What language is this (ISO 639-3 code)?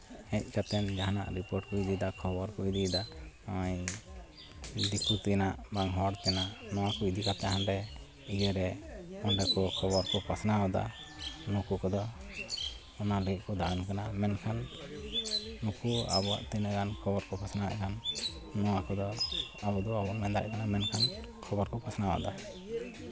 sat